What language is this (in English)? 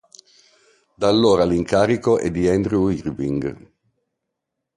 Italian